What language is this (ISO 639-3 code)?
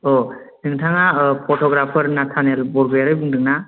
brx